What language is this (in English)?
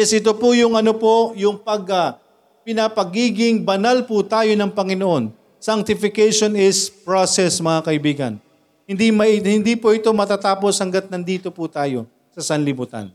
Filipino